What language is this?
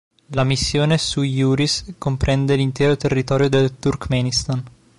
Italian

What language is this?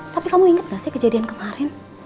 Indonesian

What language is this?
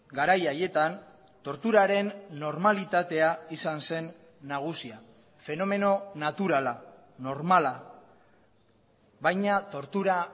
Basque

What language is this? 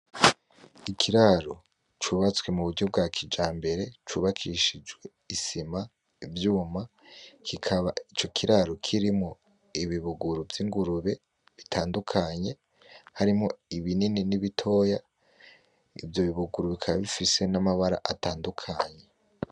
Rundi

